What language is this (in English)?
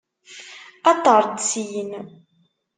Kabyle